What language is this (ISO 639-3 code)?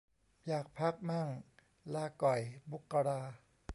tha